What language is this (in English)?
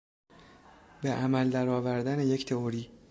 Persian